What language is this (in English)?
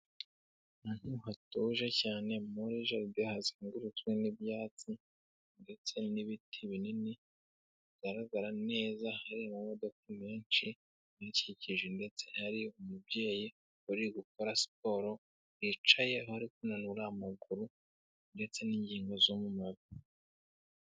Kinyarwanda